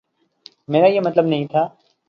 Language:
Urdu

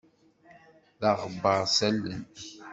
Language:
Kabyle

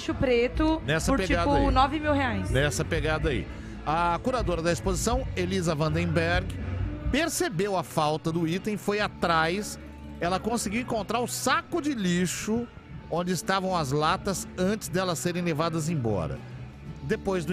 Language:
Portuguese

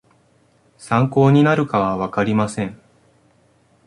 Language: Japanese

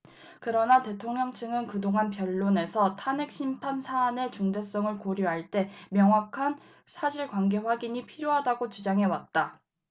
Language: Korean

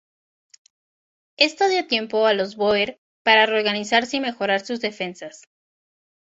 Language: Spanish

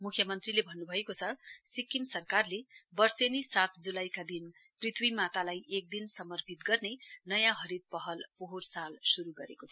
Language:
Nepali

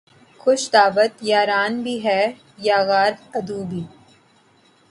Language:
Urdu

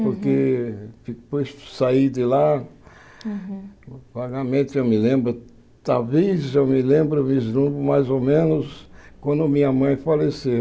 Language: Portuguese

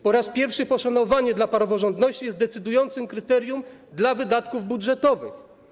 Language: Polish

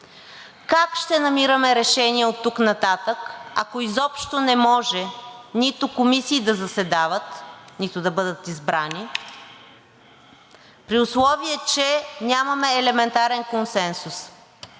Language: Bulgarian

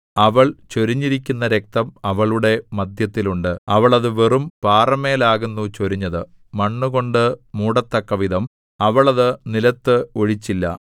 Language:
Malayalam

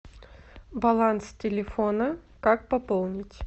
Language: Russian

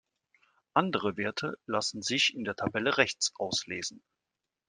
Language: German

